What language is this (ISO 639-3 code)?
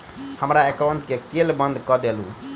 mai